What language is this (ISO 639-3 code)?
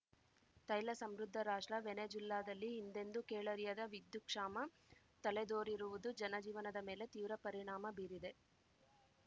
kan